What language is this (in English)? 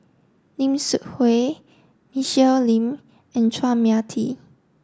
English